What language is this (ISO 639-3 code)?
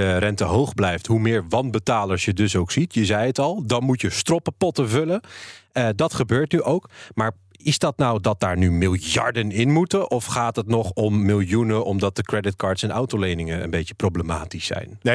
nld